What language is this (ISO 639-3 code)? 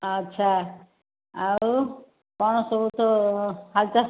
ori